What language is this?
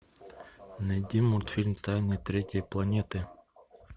Russian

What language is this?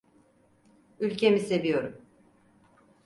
Turkish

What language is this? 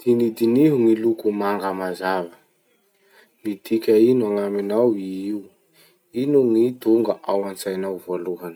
Masikoro Malagasy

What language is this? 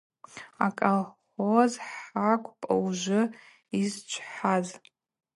Abaza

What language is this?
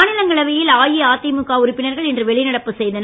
Tamil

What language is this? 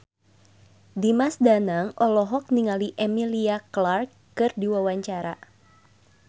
Sundanese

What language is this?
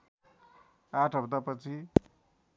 Nepali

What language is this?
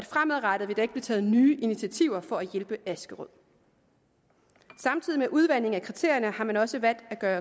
Danish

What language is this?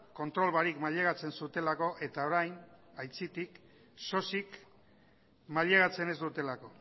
Basque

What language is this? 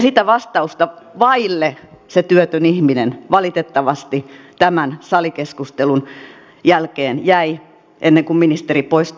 Finnish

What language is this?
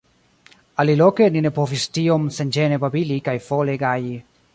Esperanto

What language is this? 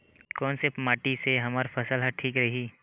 Chhattisgarhi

